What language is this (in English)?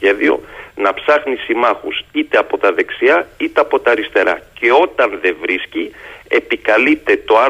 Greek